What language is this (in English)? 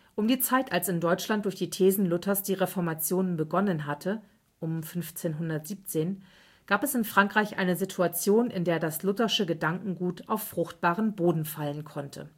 German